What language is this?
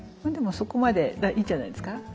Japanese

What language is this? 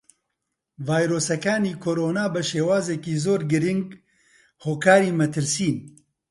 Central Kurdish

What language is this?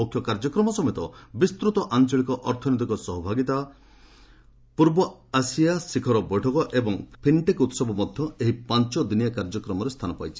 Odia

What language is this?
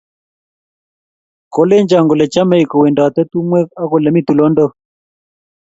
Kalenjin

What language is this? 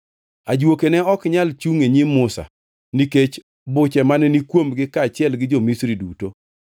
Luo (Kenya and Tanzania)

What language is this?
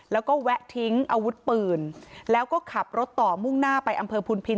Thai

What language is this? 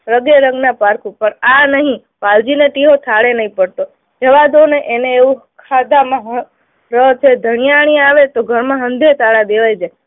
Gujarati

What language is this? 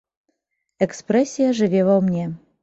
Belarusian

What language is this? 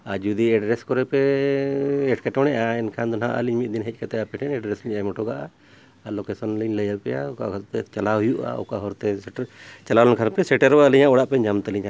Santali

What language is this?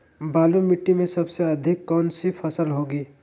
Magahi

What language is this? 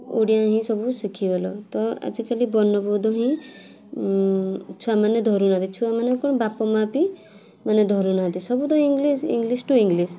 Odia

